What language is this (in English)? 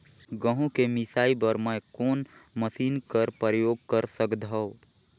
Chhattisgarhi